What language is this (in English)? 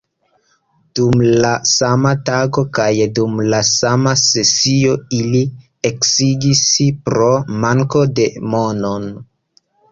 Esperanto